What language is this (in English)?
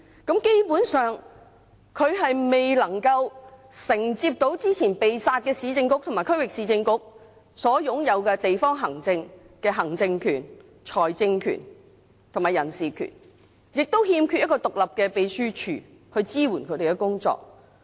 Cantonese